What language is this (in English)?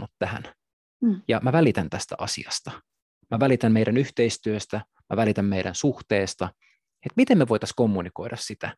Finnish